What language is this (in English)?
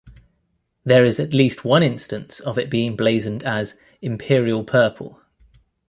English